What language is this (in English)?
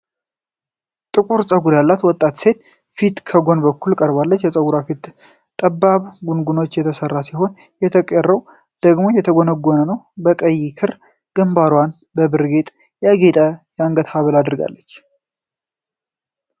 Amharic